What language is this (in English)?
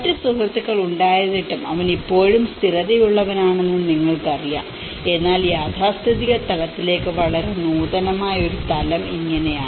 Malayalam